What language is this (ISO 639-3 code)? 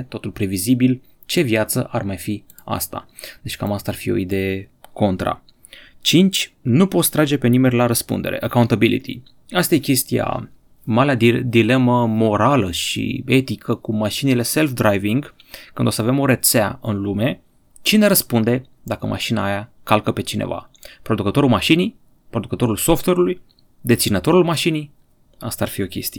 ron